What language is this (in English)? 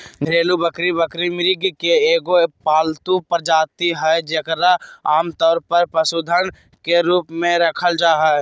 Magahi